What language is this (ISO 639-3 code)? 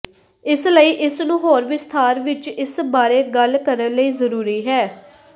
pan